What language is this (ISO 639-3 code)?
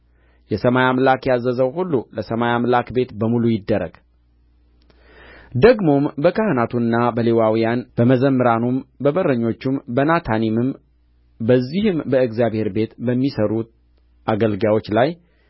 amh